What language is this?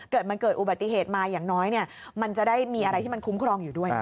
Thai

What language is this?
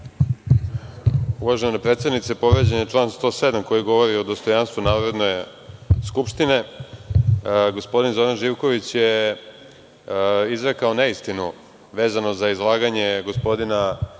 Serbian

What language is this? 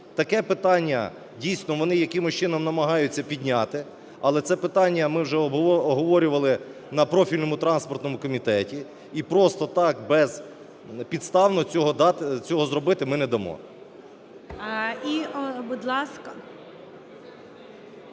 Ukrainian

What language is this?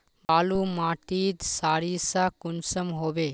Magahi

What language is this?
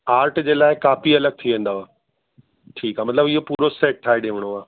Sindhi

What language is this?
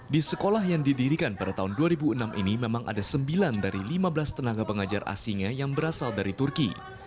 Indonesian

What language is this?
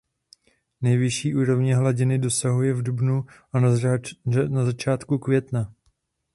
Czech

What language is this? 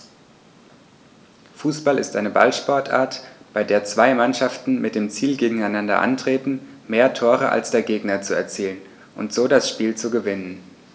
German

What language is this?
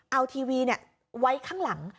Thai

